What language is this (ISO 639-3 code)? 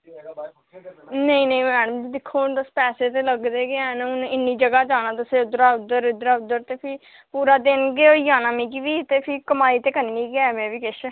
doi